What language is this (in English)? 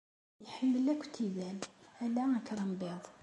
Kabyle